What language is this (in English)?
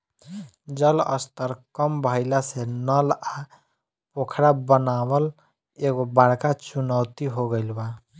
Bhojpuri